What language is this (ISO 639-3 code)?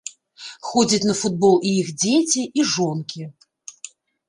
bel